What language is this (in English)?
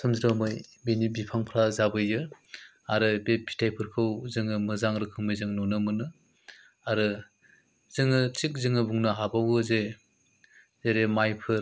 Bodo